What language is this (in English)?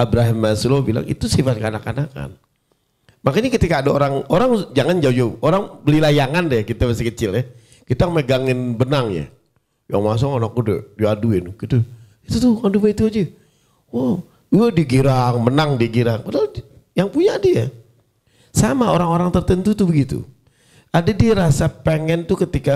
Indonesian